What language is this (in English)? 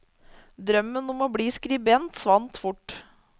Norwegian